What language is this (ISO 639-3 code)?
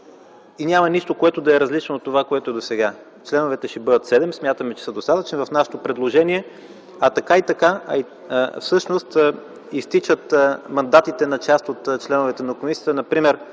bul